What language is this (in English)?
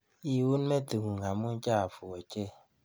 Kalenjin